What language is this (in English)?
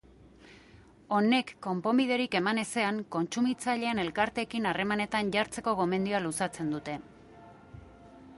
Basque